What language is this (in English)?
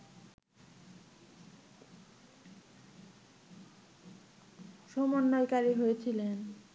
Bangla